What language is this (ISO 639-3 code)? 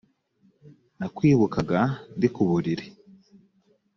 kin